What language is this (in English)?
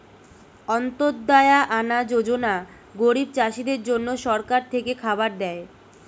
Bangla